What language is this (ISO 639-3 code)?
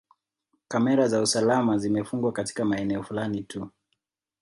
swa